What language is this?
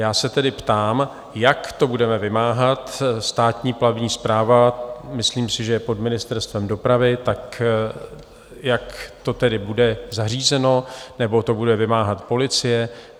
Czech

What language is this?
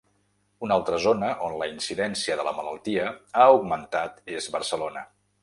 Catalan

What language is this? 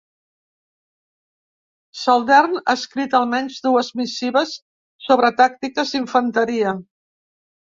Catalan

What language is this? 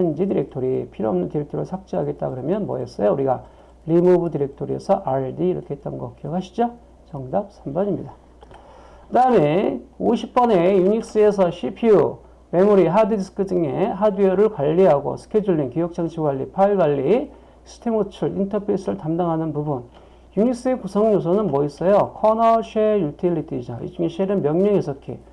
Korean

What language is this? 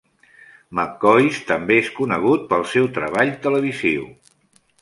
Catalan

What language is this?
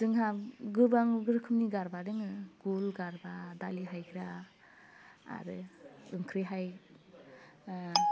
Bodo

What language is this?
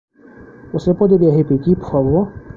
Portuguese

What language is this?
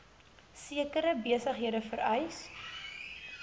Afrikaans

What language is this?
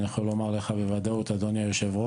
Hebrew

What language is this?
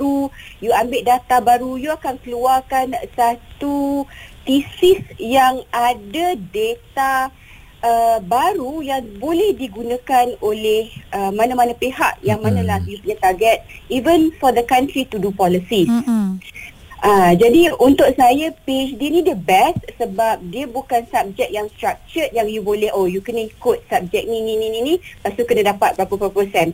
Malay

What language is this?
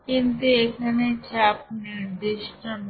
Bangla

